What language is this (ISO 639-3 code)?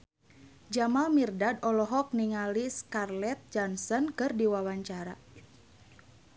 sun